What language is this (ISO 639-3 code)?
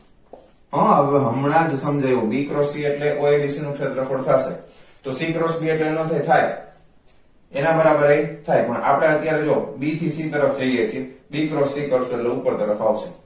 guj